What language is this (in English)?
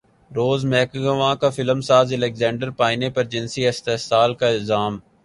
Urdu